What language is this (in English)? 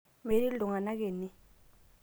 Masai